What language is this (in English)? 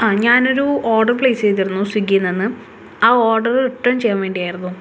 Malayalam